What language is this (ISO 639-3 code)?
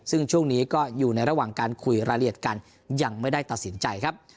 tha